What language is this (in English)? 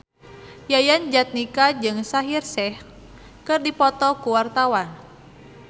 Sundanese